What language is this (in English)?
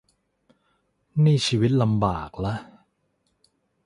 Thai